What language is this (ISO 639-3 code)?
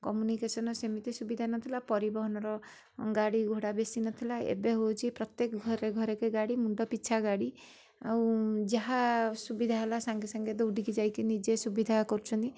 ori